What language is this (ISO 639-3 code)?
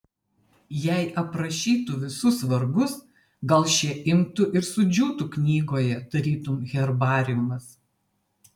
lit